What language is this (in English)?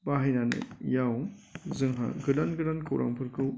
Bodo